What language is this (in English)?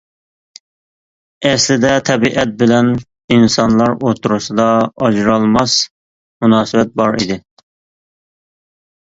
Uyghur